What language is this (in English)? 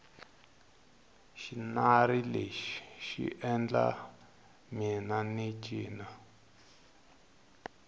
Tsonga